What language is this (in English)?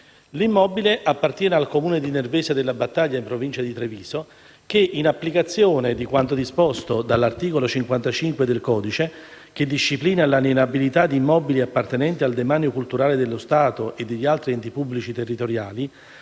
Italian